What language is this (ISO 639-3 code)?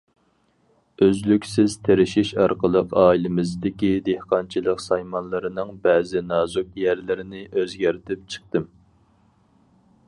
uig